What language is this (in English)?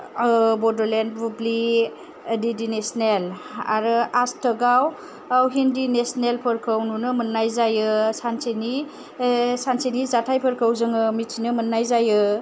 Bodo